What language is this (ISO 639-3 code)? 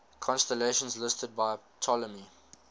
eng